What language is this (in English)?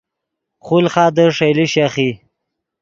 Yidgha